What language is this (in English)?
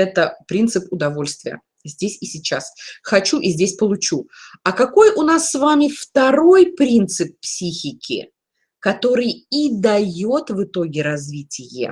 Russian